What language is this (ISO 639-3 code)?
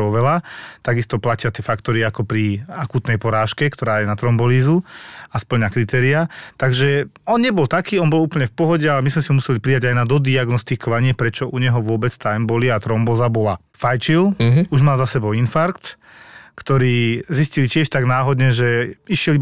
slk